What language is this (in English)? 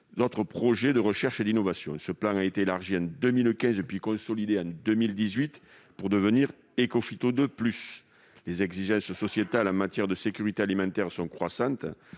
French